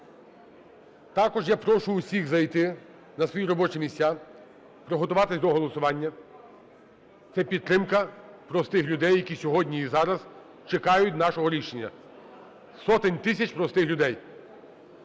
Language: Ukrainian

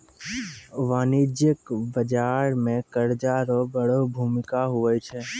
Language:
Maithili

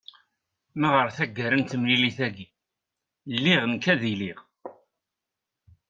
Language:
Kabyle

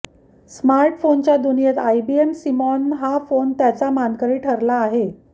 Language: Marathi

